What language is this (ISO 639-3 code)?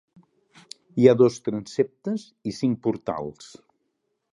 cat